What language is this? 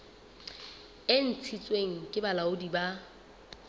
Southern Sotho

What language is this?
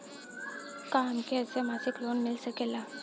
Bhojpuri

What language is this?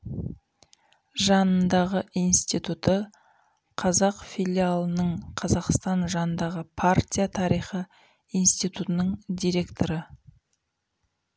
Kazakh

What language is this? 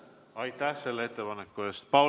Estonian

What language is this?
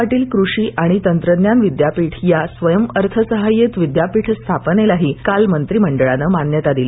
Marathi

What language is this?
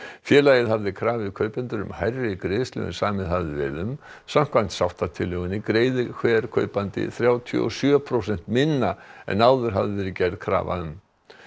Icelandic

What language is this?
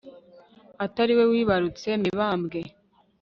Kinyarwanda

